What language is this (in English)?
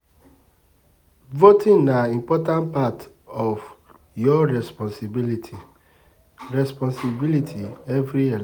Nigerian Pidgin